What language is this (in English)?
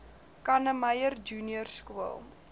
Afrikaans